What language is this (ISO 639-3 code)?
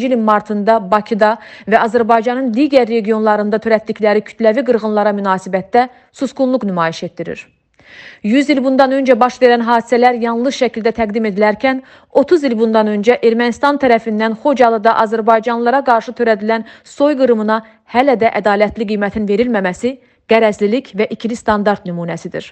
tur